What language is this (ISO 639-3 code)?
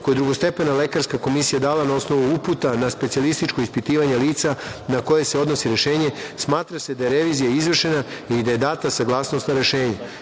srp